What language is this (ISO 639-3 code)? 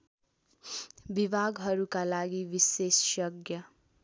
nep